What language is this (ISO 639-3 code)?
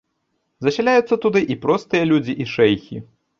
bel